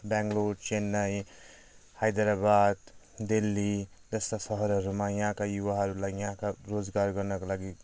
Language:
Nepali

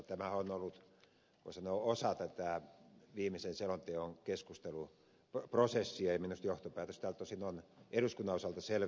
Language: Finnish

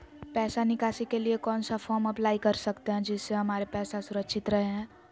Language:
Magahi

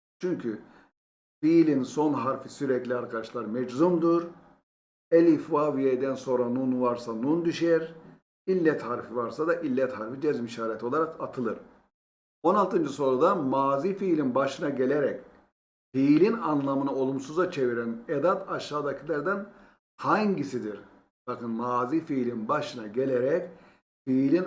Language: Turkish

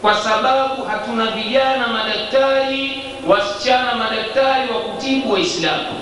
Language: Swahili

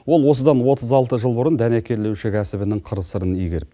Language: Kazakh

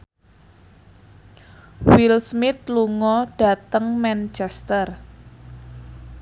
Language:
Javanese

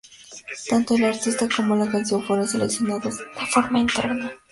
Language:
Spanish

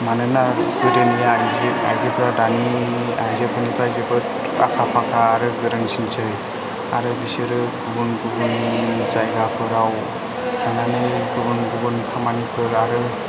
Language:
Bodo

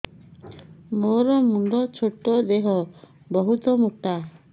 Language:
Odia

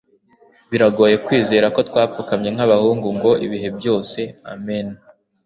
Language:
Kinyarwanda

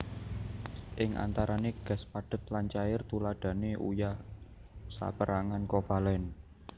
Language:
Javanese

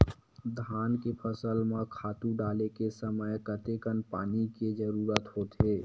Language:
Chhattisgarhi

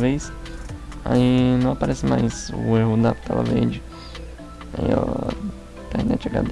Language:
Portuguese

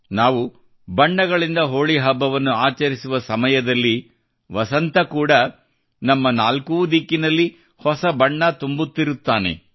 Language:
Kannada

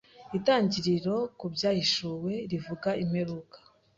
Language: Kinyarwanda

